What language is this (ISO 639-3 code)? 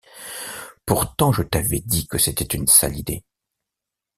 fra